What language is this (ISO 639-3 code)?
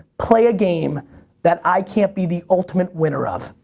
eng